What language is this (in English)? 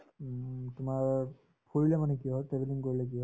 Assamese